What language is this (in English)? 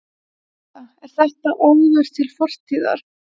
Icelandic